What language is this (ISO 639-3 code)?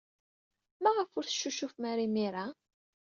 kab